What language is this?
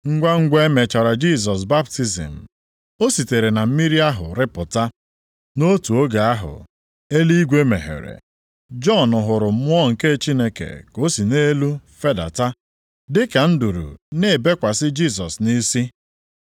Igbo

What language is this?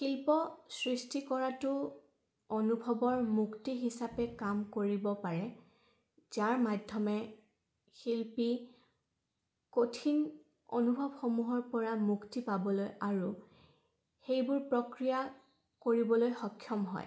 Assamese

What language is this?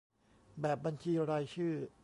Thai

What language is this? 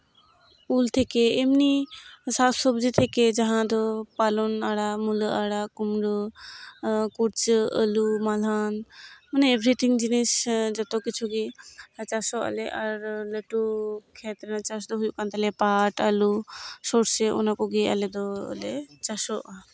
Santali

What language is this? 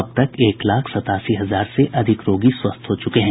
Hindi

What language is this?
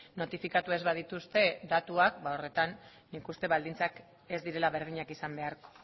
Basque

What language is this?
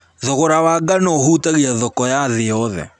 Kikuyu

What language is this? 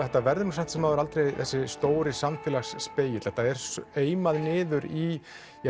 Icelandic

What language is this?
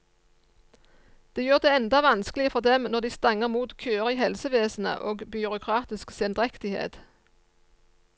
Norwegian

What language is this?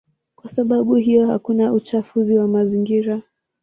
Swahili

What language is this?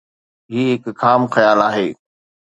Sindhi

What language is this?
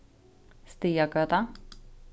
Faroese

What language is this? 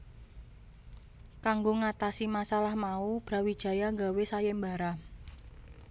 Javanese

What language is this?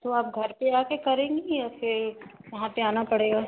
Hindi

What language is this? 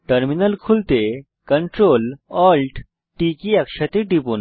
Bangla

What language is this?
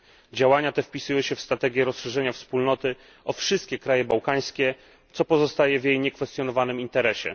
Polish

